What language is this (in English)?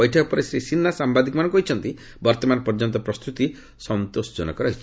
Odia